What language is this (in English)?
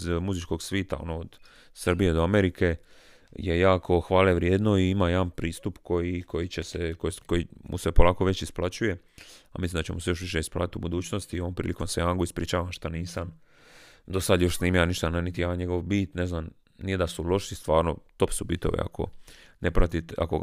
Croatian